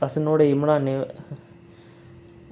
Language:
Dogri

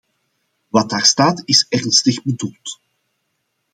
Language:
Dutch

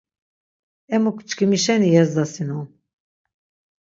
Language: Laz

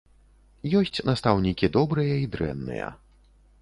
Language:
Belarusian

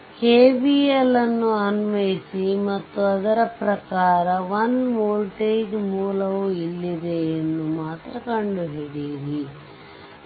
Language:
Kannada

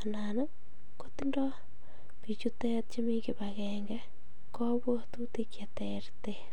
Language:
Kalenjin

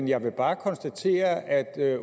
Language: Danish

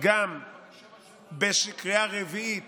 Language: Hebrew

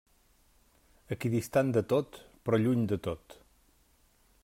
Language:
Catalan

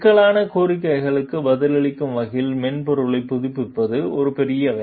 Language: Tamil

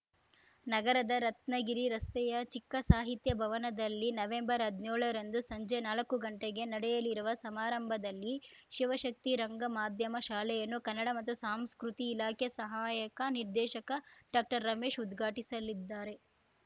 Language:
Kannada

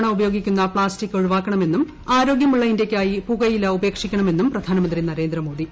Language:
Malayalam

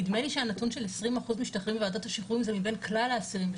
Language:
Hebrew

